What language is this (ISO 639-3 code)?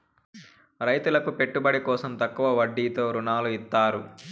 tel